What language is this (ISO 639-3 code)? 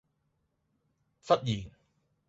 yue